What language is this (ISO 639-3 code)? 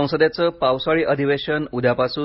mar